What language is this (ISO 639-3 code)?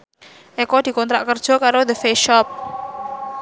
jav